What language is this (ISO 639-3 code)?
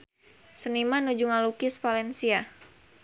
sun